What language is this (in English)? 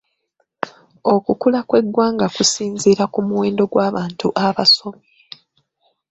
Ganda